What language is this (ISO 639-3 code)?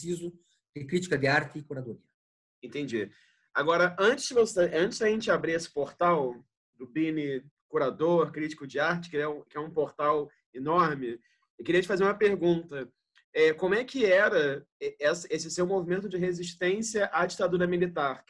por